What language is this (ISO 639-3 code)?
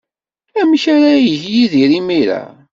kab